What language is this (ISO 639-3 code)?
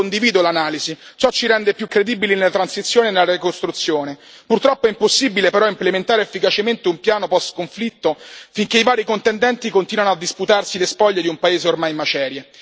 ita